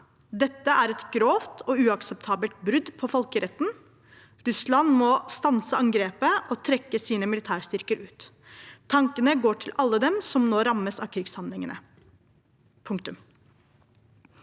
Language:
Norwegian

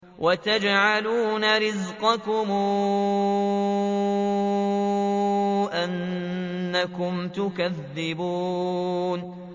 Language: Arabic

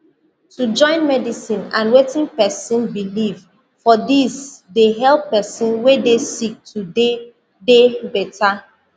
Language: Nigerian Pidgin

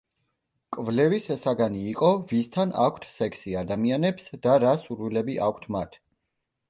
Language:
Georgian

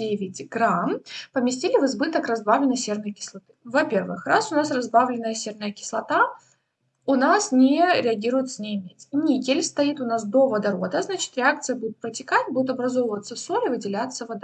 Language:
Russian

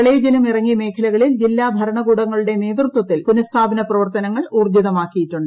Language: Malayalam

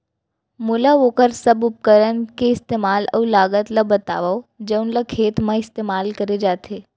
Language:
Chhattisgarhi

